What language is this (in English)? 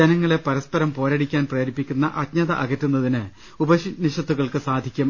Malayalam